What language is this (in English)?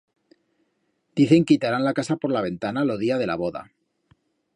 Aragonese